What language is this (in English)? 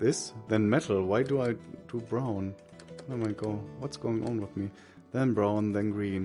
English